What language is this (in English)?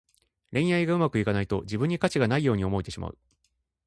Japanese